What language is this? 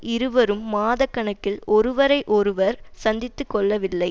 Tamil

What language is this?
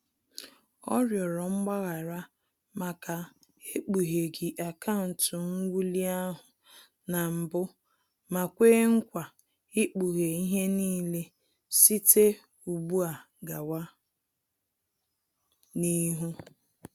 Igbo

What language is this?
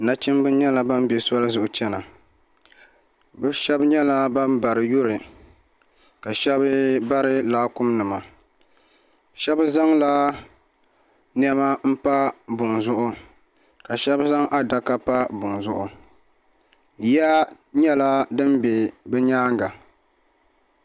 Dagbani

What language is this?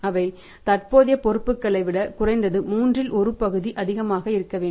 Tamil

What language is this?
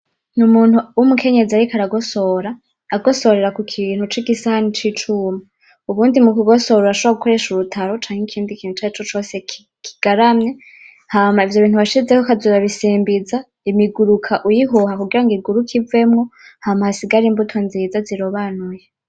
Rundi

